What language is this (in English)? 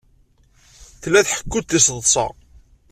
Kabyle